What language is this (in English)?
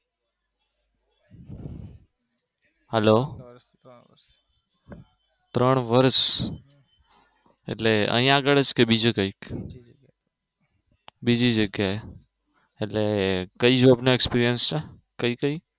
Gujarati